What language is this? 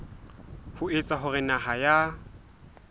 Southern Sotho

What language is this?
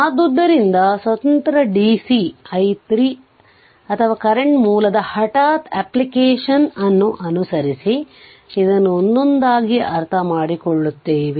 Kannada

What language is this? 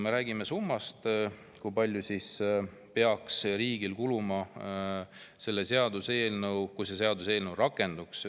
Estonian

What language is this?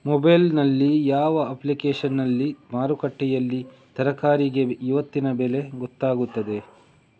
Kannada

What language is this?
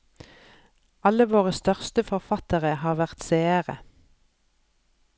Norwegian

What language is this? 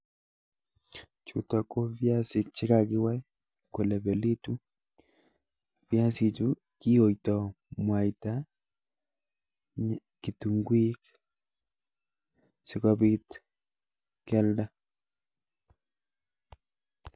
Kalenjin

